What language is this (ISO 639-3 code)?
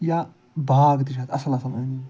kas